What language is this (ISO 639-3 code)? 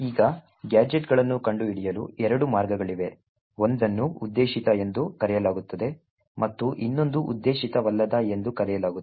kan